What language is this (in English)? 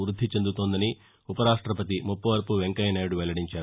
Telugu